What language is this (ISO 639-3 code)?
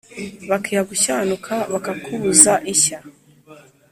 kin